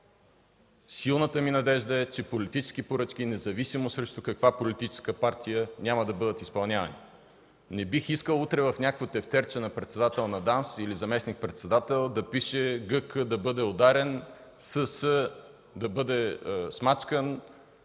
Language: Bulgarian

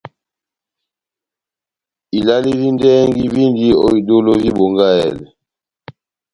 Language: Batanga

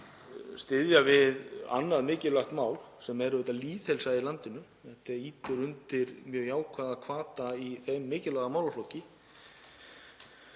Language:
Icelandic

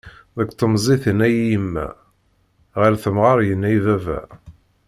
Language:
Kabyle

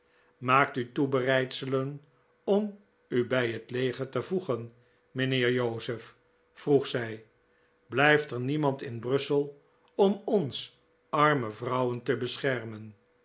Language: Dutch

